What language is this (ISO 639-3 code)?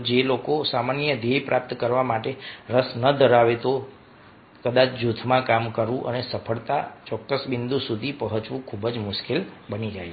guj